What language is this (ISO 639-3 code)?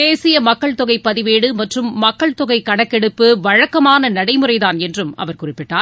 tam